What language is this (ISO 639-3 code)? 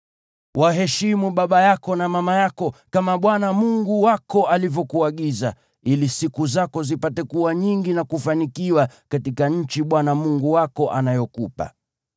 swa